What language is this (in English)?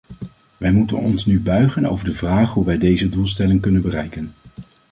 Dutch